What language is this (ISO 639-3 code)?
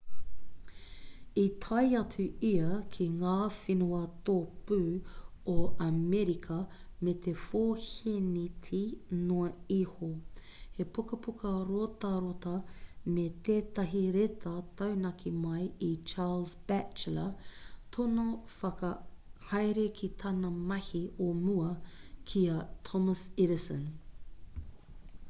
mri